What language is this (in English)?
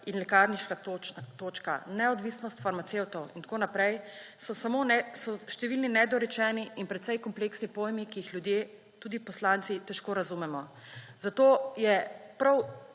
Slovenian